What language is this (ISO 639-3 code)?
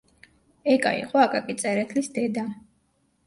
kat